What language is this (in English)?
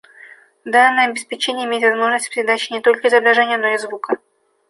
Russian